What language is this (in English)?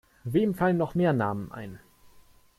German